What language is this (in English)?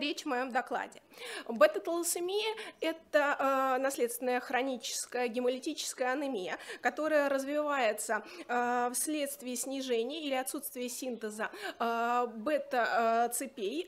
Russian